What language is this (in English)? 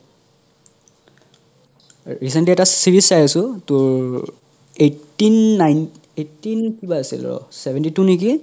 Assamese